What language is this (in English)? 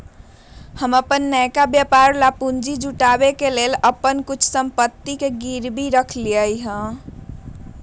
Magahi